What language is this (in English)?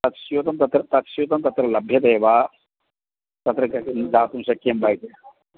Sanskrit